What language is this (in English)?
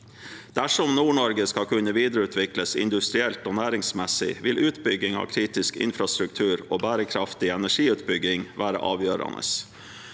Norwegian